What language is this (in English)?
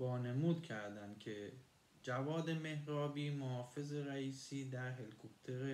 Persian